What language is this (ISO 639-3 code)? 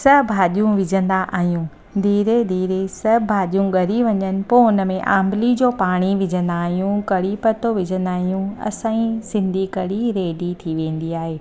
snd